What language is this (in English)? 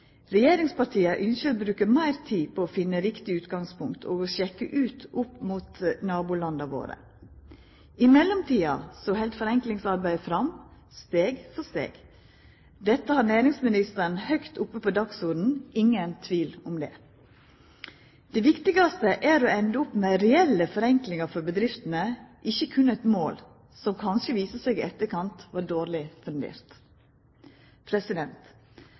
Norwegian Nynorsk